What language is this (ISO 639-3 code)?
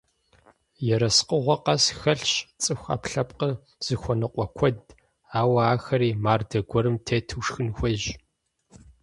kbd